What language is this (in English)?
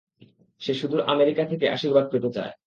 Bangla